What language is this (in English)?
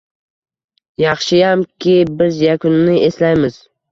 Uzbek